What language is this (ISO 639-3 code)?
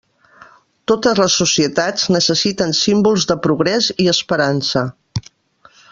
cat